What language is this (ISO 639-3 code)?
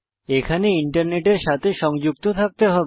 ben